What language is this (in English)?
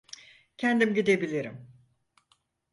Turkish